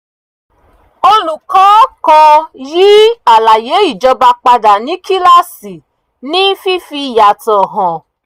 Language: Yoruba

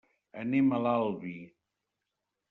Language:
Catalan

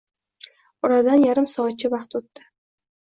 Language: Uzbek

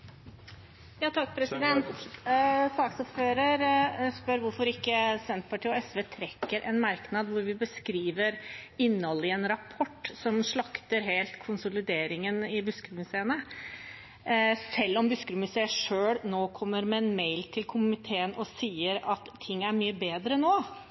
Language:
Norwegian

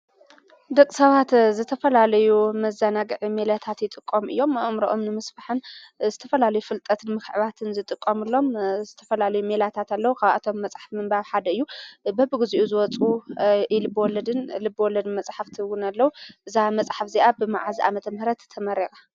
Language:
Tigrinya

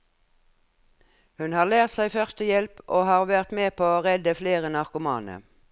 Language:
Norwegian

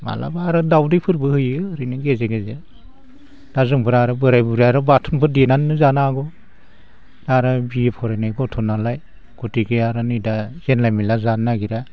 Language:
Bodo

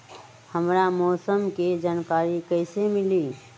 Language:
Magahi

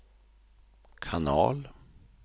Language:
Swedish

